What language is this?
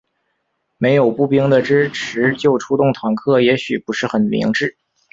Chinese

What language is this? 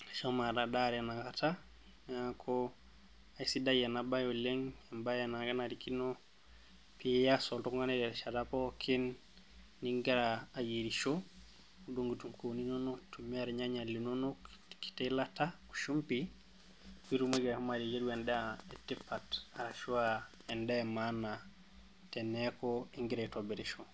Masai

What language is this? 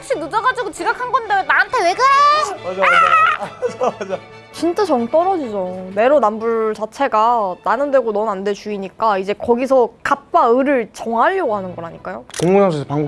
Korean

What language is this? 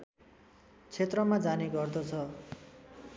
Nepali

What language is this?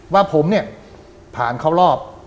Thai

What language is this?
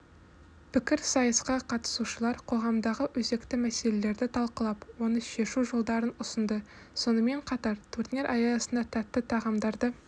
Kazakh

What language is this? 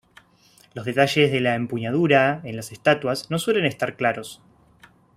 Spanish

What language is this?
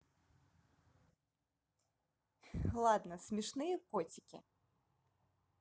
Russian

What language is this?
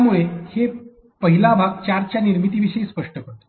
Marathi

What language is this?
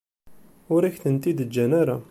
Kabyle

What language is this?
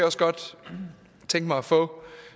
Danish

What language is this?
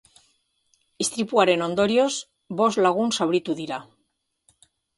Basque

